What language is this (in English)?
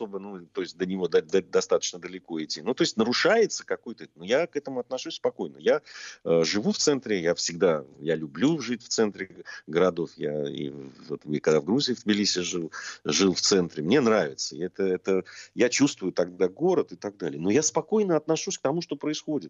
Russian